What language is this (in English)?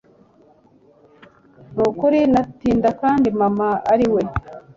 Kinyarwanda